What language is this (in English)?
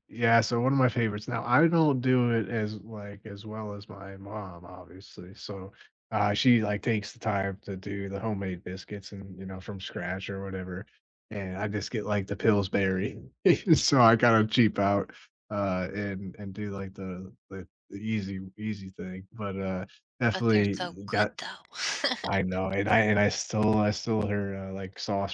English